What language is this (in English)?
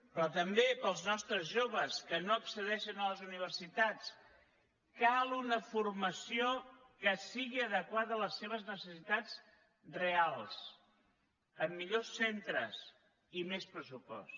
Catalan